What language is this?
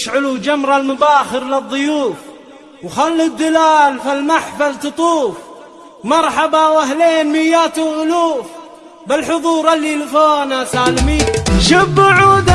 Arabic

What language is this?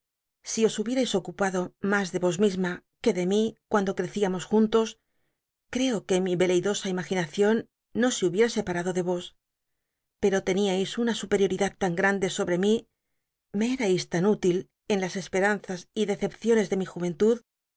Spanish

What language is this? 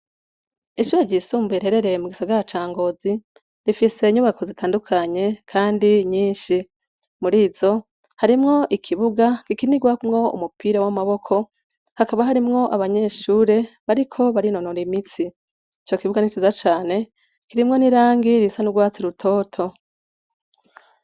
Rundi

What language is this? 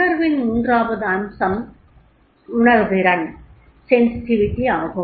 Tamil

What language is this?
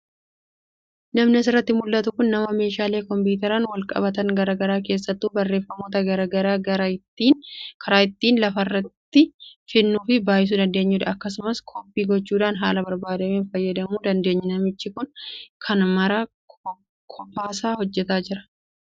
Oromo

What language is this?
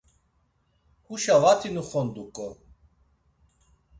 Laz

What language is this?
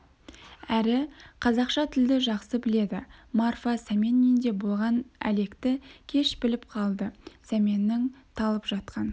Kazakh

